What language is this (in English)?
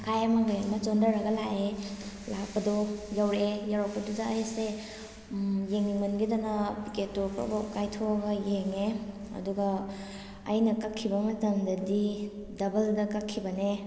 Manipuri